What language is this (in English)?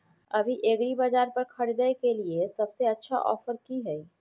Maithili